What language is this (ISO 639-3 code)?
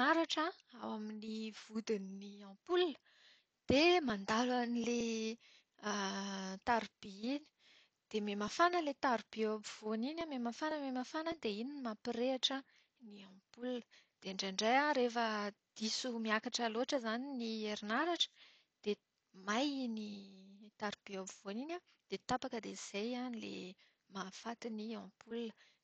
mlg